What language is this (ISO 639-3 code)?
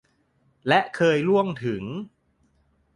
tha